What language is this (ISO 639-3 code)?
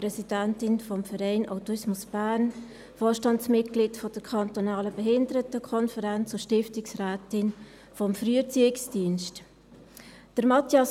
gsw